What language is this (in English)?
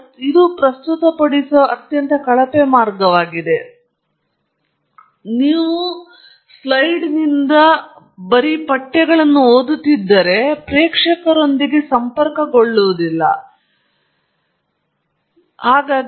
Kannada